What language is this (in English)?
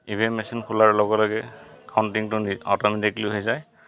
Assamese